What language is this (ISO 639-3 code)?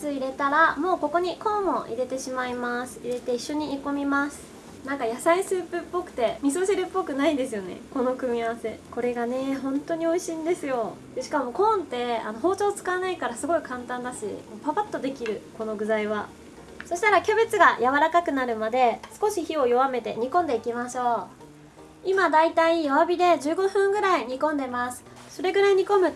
jpn